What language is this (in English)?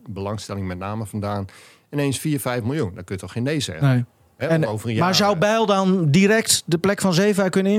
Dutch